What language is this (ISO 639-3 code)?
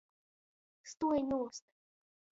ltg